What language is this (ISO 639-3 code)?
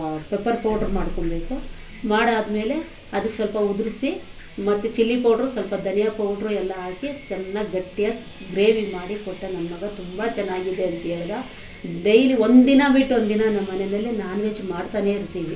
kan